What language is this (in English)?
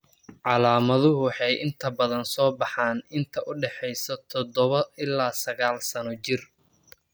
Somali